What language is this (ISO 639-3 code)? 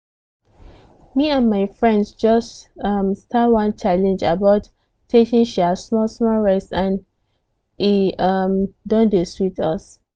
pcm